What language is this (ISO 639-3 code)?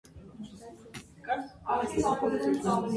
hye